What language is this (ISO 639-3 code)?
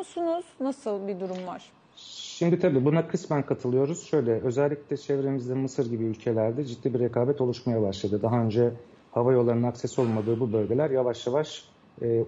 tur